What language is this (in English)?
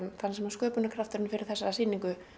Icelandic